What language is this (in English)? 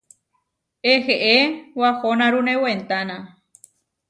Huarijio